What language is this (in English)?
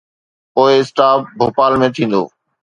Sindhi